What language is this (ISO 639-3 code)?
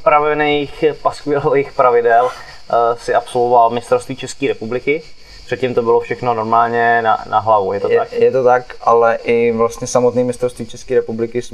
ces